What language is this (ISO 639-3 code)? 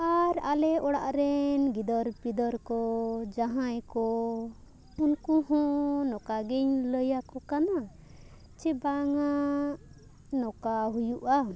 sat